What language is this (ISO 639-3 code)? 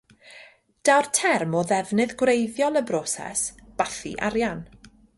cym